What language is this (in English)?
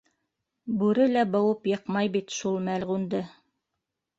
Bashkir